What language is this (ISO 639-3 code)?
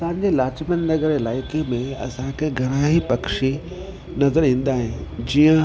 snd